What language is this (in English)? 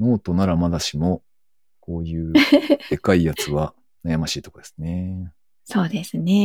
Japanese